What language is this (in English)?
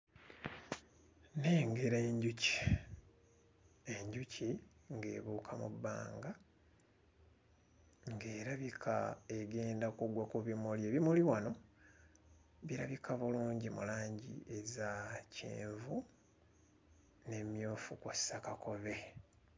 Ganda